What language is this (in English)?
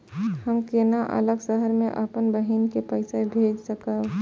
Maithili